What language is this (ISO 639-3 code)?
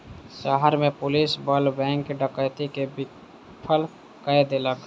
mai